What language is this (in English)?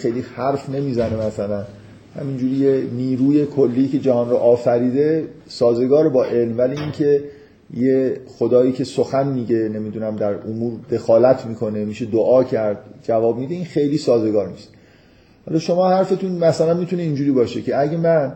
Persian